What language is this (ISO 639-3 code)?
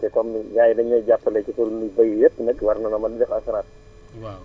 wol